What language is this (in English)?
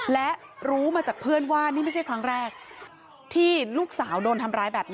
Thai